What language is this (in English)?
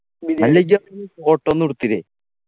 Malayalam